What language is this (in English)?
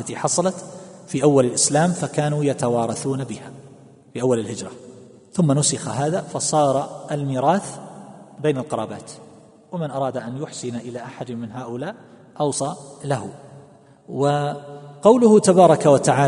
Arabic